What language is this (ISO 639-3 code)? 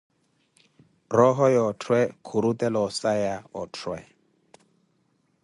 eko